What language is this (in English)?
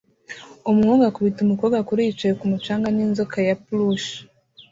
Kinyarwanda